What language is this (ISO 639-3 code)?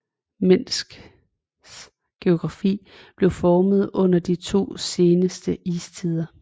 dan